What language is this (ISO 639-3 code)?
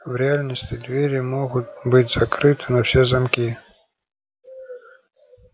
rus